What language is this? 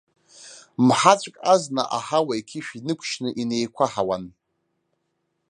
Abkhazian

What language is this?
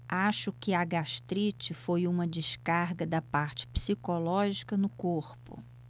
Portuguese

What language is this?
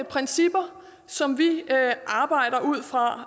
Danish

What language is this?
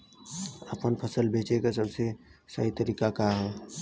Bhojpuri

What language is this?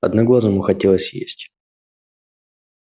Russian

